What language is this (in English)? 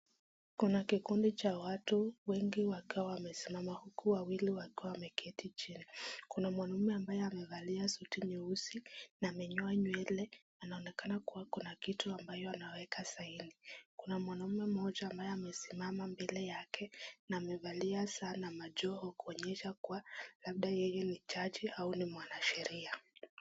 Swahili